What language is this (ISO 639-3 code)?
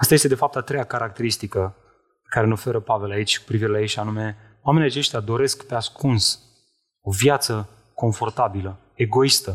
ron